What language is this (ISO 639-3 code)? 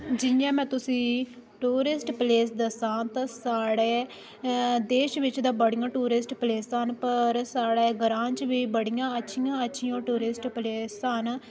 doi